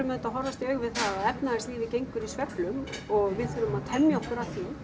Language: Icelandic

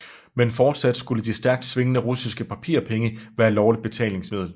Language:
Danish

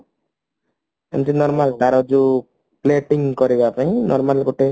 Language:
Odia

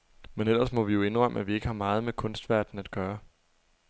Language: Danish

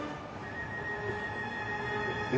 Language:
Japanese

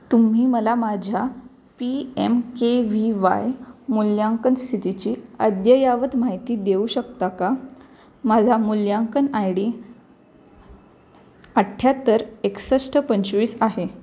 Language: Marathi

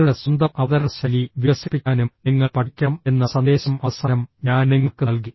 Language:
Malayalam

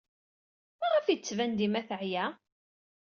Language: Kabyle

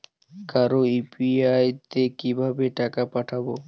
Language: Bangla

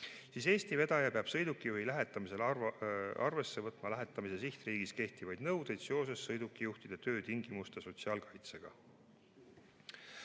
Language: Estonian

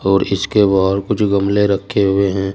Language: Hindi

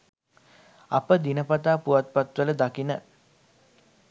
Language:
Sinhala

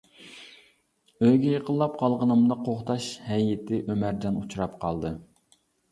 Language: Uyghur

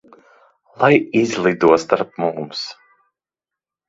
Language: Latvian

